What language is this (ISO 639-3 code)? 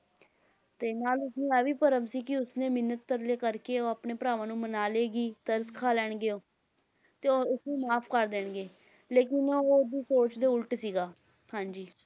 pan